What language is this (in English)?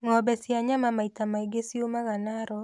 Kikuyu